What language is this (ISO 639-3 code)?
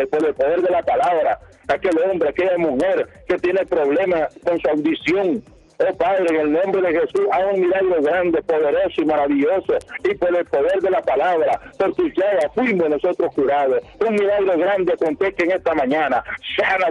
spa